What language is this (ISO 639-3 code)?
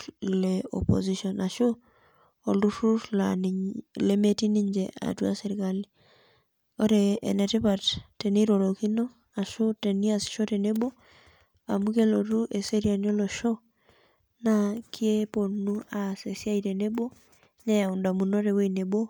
mas